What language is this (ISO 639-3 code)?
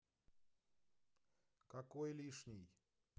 rus